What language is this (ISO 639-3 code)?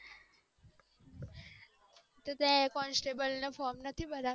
guj